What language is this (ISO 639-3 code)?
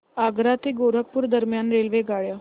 mar